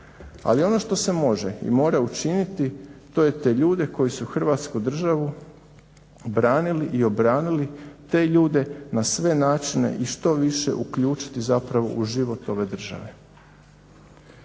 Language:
Croatian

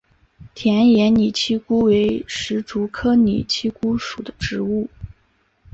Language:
Chinese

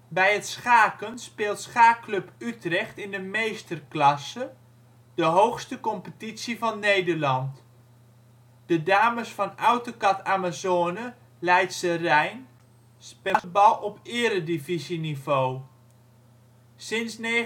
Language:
Dutch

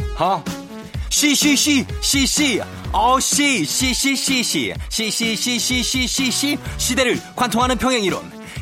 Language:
Korean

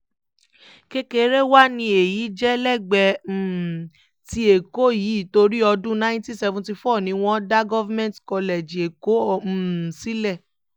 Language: Yoruba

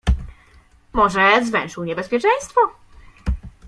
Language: Polish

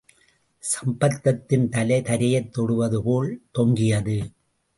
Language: Tamil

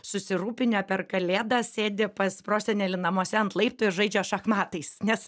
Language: Lithuanian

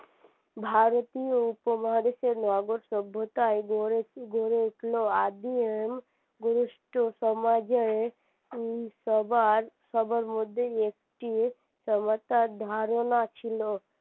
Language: Bangla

